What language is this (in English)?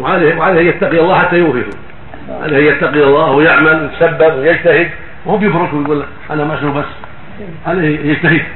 Arabic